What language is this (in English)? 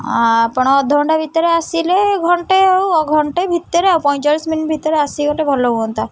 Odia